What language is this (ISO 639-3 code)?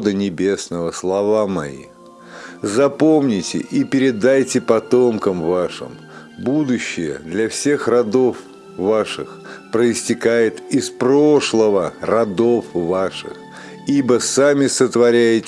rus